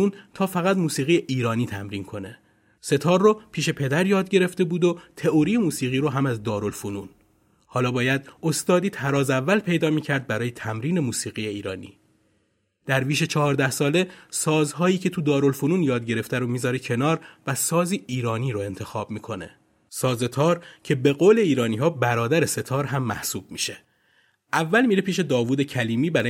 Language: Persian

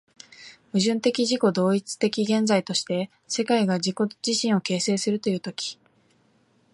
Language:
Japanese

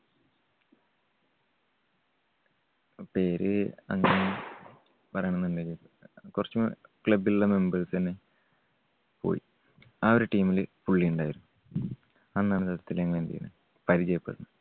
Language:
Malayalam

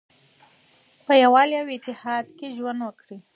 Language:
Pashto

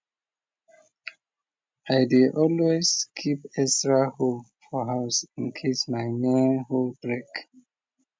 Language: Nigerian Pidgin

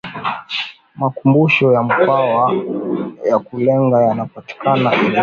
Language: Swahili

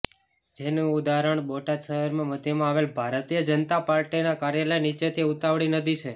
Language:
Gujarati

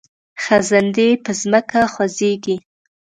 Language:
Pashto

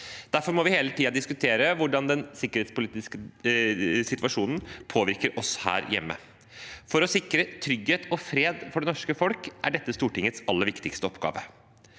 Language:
Norwegian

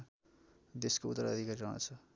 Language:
Nepali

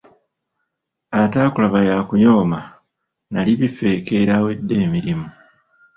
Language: Ganda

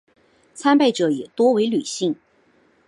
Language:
Chinese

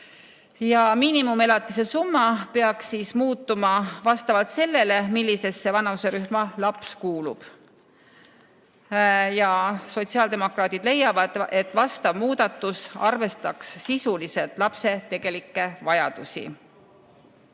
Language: Estonian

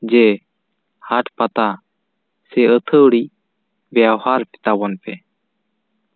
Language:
Santali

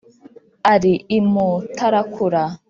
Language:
Kinyarwanda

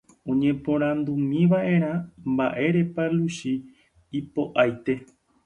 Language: Guarani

